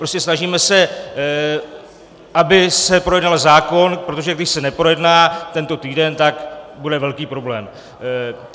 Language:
Czech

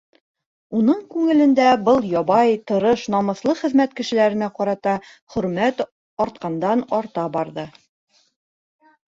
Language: Bashkir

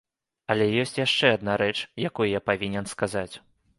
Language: Belarusian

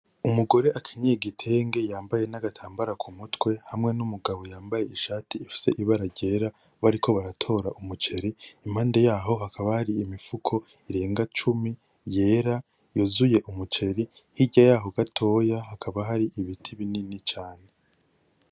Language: Rundi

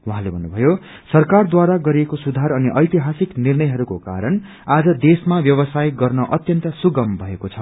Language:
Nepali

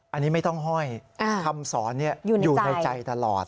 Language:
Thai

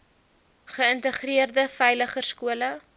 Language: Afrikaans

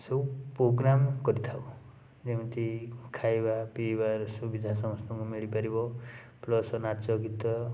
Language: Odia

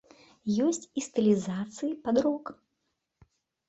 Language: Belarusian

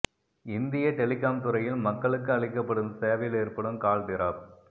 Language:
Tamil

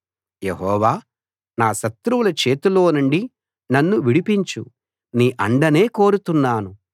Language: Telugu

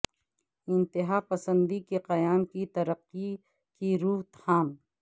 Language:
Urdu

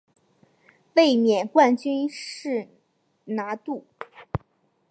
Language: Chinese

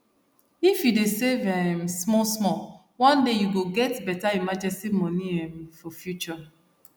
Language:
Nigerian Pidgin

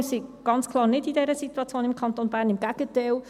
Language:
Swiss German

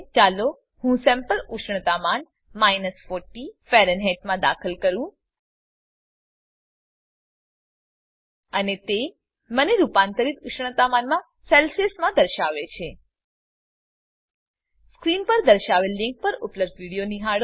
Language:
Gujarati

